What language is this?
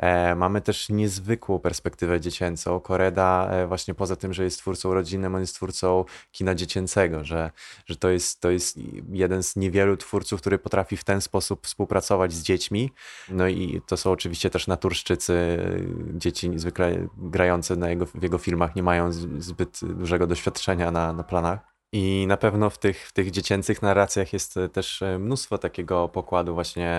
Polish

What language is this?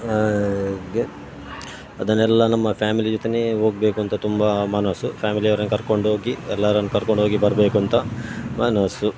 Kannada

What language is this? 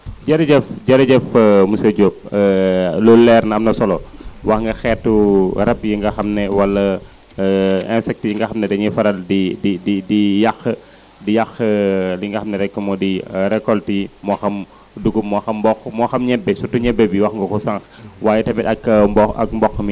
Wolof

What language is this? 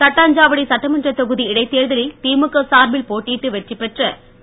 Tamil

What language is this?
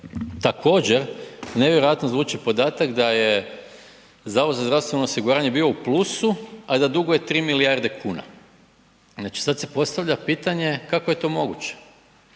Croatian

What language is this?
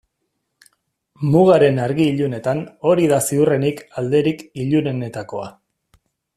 Basque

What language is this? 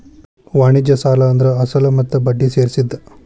Kannada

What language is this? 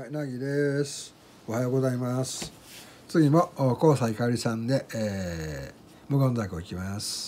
Japanese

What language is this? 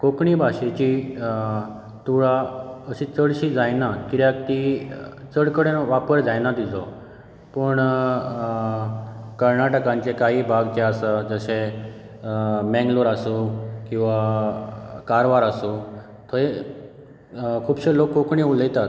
Konkani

